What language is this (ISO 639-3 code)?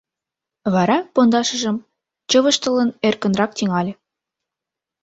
chm